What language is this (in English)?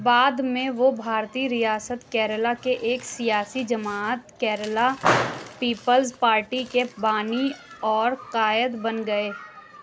Urdu